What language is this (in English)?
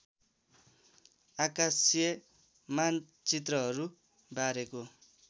Nepali